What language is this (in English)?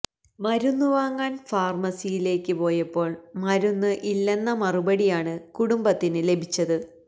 Malayalam